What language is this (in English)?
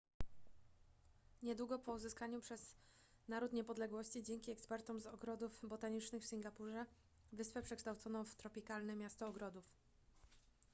Polish